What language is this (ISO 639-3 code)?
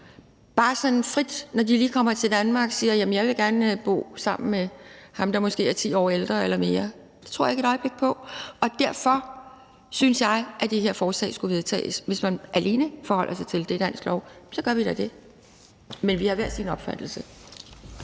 dan